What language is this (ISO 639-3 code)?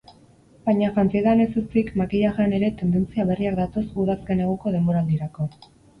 eus